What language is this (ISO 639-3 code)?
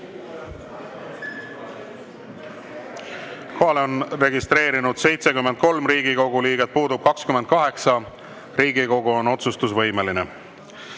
est